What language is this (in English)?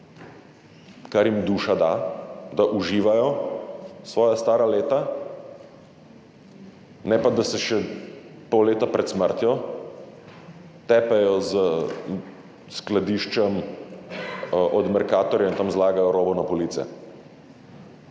Slovenian